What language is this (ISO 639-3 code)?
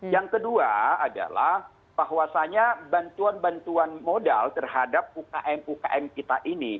ind